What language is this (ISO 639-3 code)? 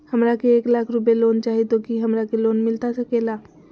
mag